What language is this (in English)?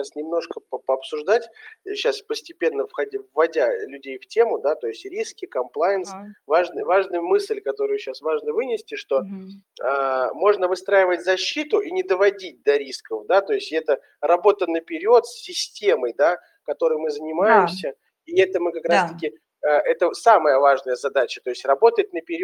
Russian